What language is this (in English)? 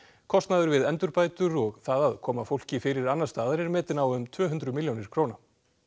Icelandic